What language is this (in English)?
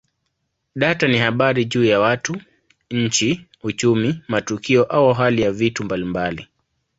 Swahili